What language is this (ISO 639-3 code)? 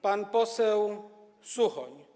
pol